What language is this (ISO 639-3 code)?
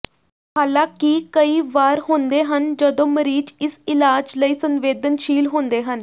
pan